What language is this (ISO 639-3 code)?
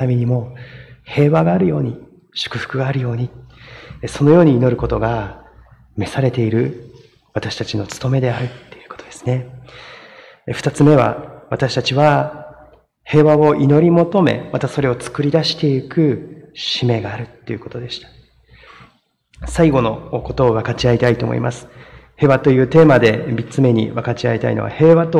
jpn